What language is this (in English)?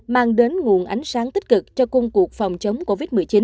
Vietnamese